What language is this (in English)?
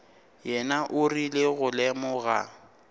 Northern Sotho